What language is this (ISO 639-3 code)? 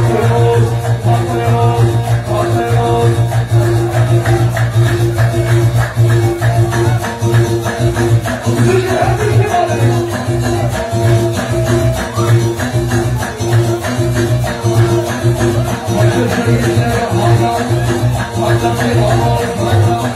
tha